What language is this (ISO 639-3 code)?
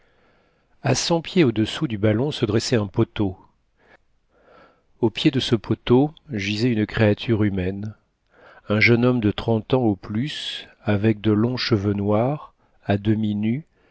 fra